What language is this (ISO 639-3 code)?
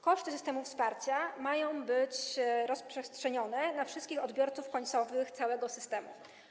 pol